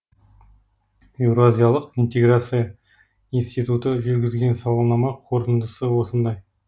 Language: Kazakh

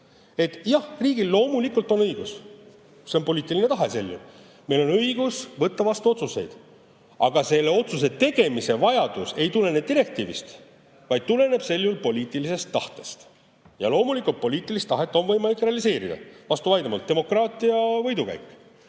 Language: Estonian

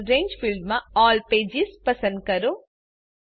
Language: Gujarati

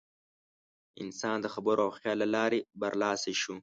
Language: Pashto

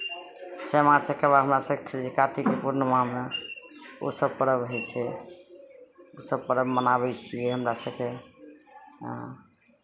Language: Maithili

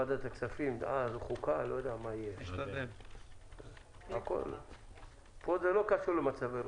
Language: Hebrew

